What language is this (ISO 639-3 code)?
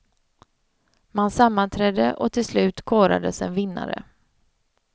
swe